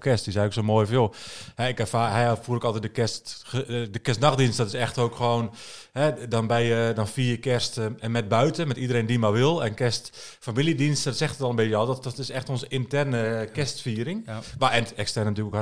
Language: Dutch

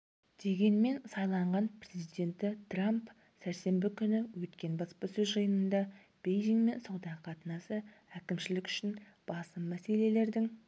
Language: Kazakh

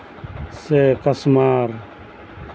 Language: Santali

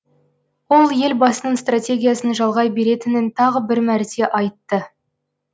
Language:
Kazakh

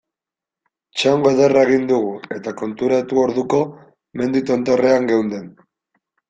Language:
Basque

